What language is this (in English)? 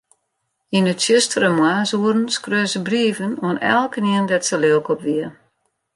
Western Frisian